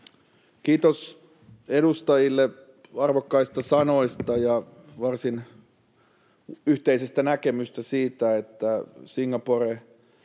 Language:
Finnish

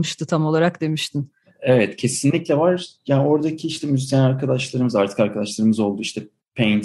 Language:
Turkish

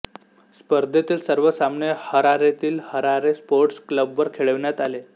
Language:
Marathi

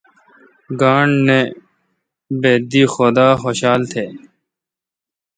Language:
Kalkoti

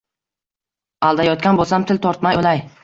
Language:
Uzbek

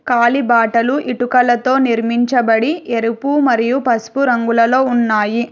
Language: Telugu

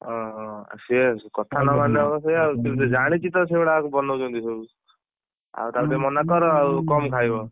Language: Odia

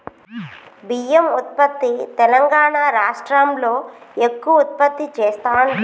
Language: Telugu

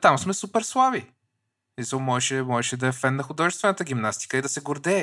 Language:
Bulgarian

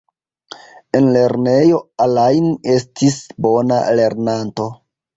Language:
Esperanto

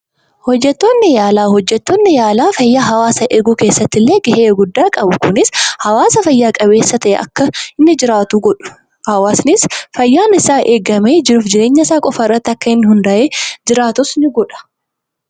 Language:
Oromo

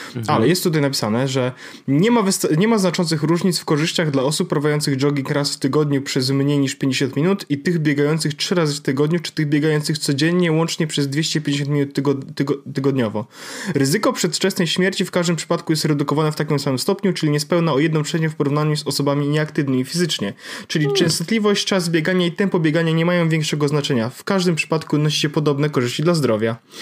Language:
Polish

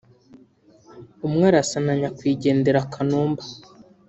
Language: Kinyarwanda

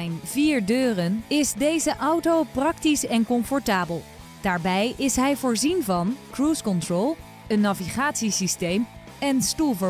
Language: Dutch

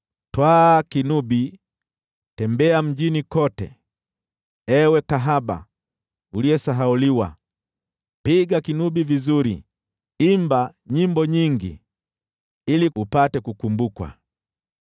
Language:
Swahili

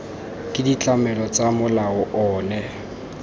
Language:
Tswana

